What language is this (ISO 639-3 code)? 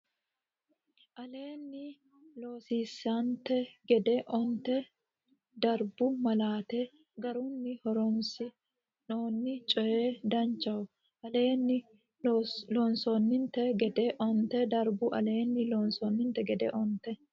sid